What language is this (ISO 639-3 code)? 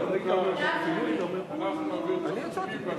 heb